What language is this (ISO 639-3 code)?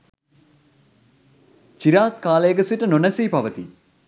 sin